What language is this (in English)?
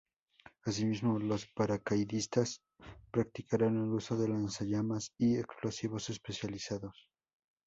Spanish